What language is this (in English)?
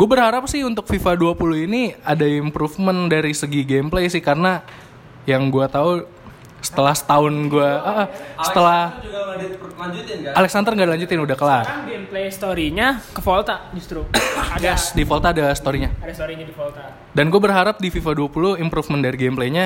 Indonesian